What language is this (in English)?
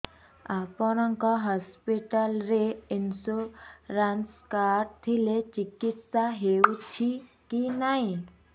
Odia